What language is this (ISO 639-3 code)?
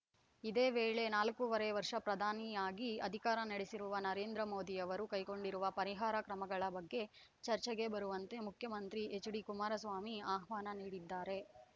kan